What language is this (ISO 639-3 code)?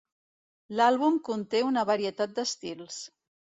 cat